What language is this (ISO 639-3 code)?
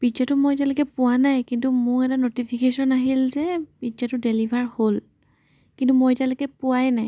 asm